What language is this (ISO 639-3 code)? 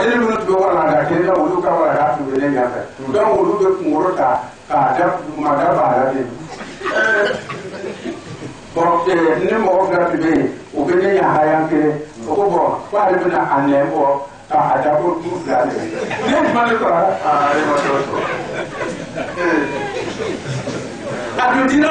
ron